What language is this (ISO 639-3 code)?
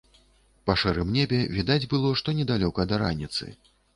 bel